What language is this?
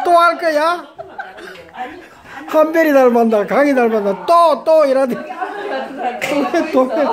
Korean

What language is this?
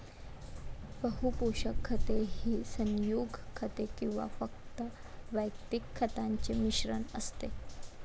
Marathi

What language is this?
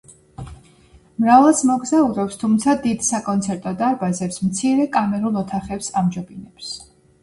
Georgian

